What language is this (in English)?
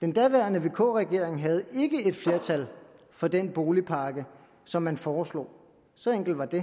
Danish